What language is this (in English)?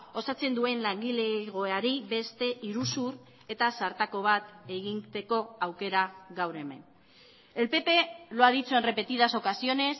Basque